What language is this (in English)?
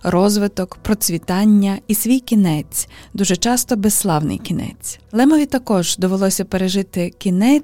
Ukrainian